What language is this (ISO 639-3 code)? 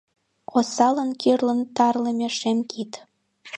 chm